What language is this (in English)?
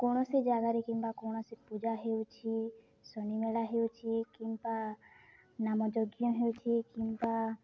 Odia